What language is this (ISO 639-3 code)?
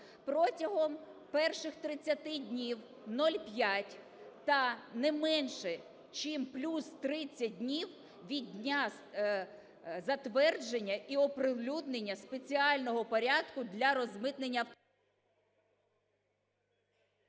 ukr